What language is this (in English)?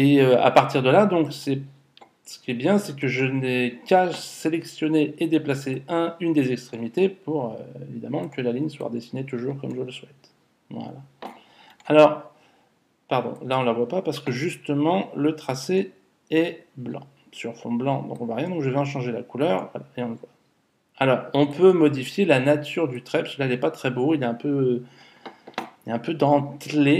French